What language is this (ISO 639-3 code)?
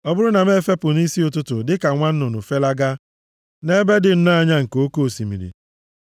ibo